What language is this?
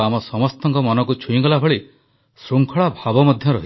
Odia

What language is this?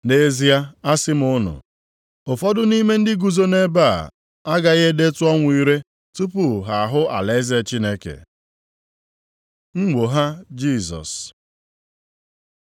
Igbo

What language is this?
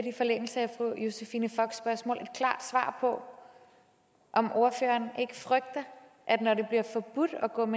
Danish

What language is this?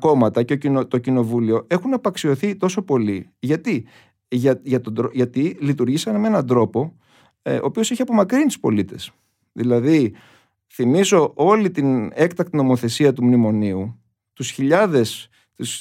Greek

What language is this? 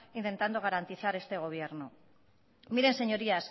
Spanish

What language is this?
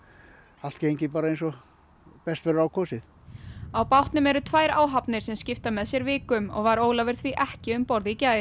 Icelandic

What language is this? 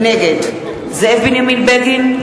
Hebrew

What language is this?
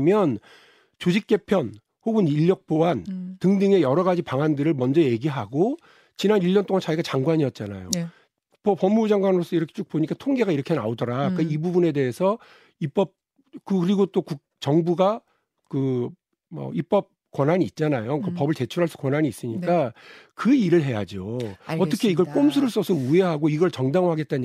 Korean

